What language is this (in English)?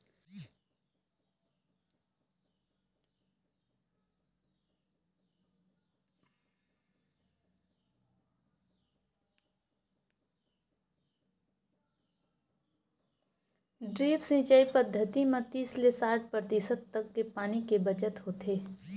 Chhattisgarhi